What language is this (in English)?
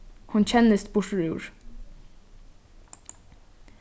Faroese